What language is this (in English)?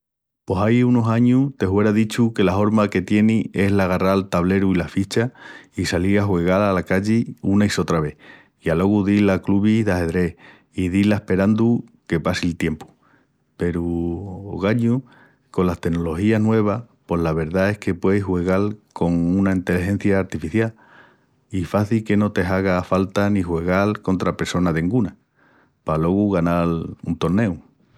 Extremaduran